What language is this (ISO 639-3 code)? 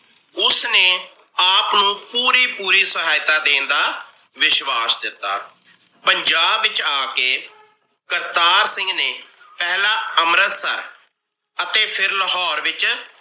pan